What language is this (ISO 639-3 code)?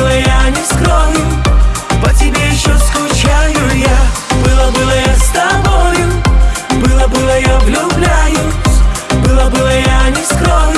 tur